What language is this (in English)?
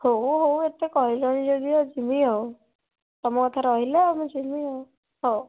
Odia